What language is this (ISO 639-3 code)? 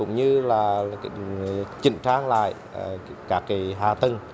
vie